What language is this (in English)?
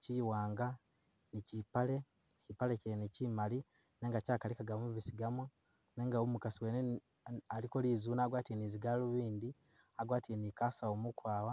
Masaaba